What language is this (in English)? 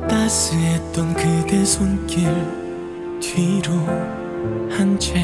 Korean